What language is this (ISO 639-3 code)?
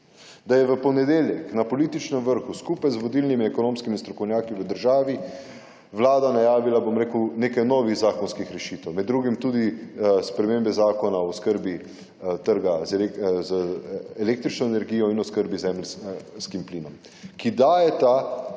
slv